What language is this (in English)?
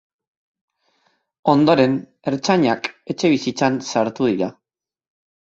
Basque